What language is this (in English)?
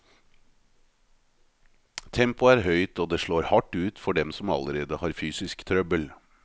Norwegian